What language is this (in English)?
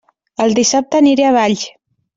Catalan